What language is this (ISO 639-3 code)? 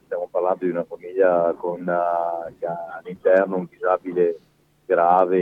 ita